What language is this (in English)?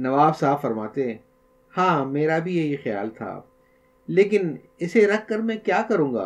Urdu